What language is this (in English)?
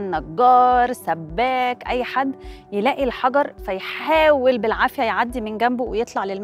Arabic